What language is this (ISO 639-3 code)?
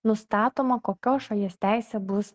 lit